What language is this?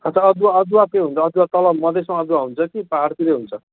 Nepali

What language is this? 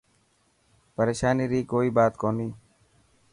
Dhatki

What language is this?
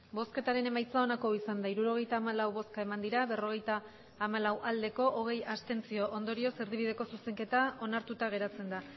Basque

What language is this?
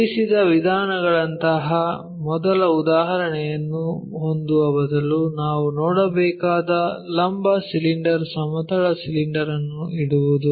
Kannada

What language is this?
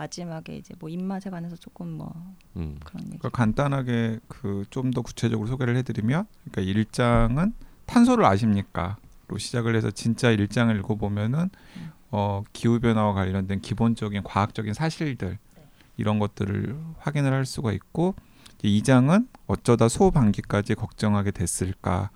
Korean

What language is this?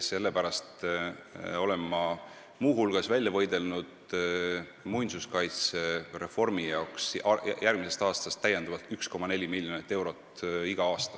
Estonian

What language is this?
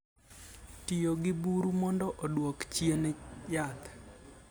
Luo (Kenya and Tanzania)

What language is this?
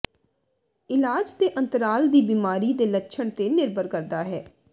Punjabi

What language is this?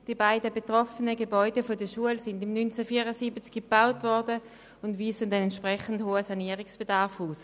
Swiss German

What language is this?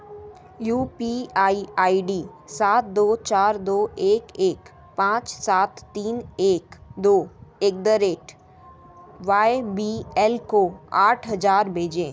Hindi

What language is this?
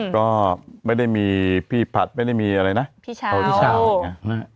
Thai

